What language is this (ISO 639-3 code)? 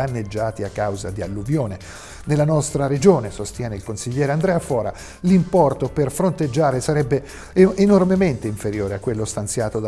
ita